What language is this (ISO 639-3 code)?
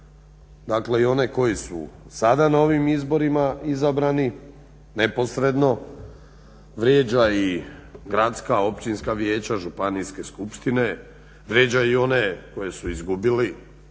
hrv